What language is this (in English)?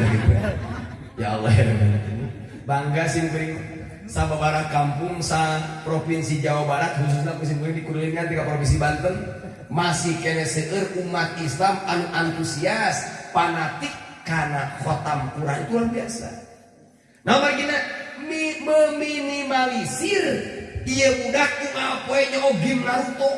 Indonesian